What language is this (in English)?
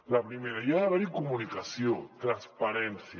Catalan